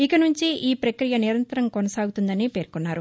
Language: Telugu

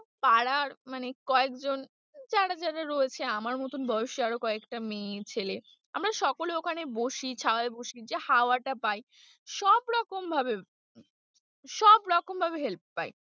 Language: Bangla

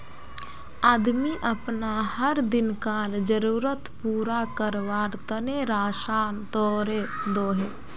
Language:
Magahi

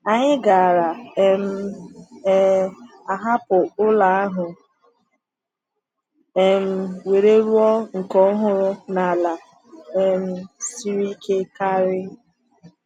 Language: Igbo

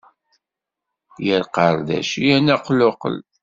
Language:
Kabyle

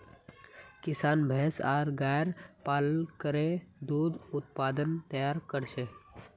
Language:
Magahi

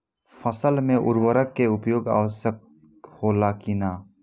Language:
Bhojpuri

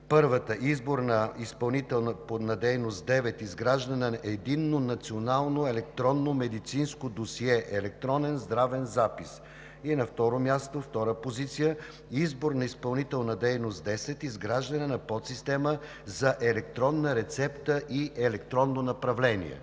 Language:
Bulgarian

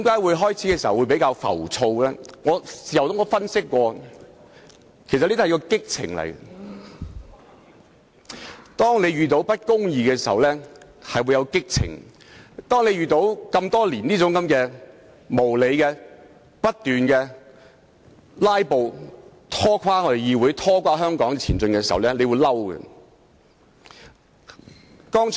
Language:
Cantonese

